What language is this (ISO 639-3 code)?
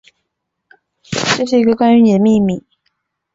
zho